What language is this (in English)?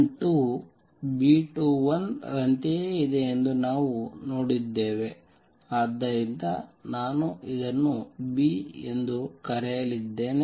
Kannada